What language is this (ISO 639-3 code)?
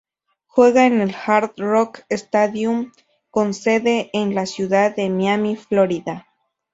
spa